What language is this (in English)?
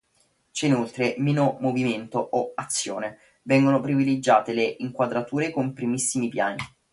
Italian